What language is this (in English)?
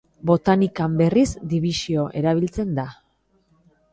Basque